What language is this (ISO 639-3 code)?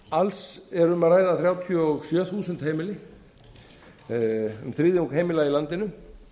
isl